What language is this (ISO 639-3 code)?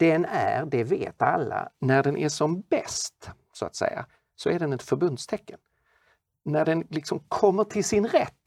swe